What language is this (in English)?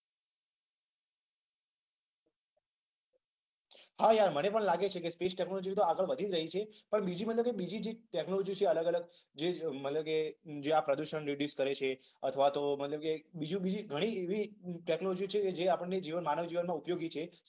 Gujarati